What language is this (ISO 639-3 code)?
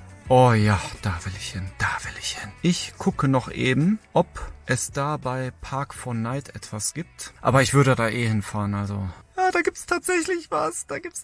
deu